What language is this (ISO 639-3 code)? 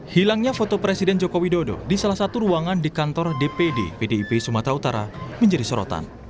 ind